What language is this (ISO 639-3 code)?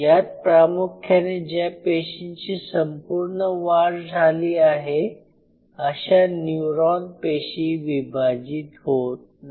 mar